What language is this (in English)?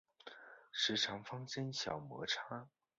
Chinese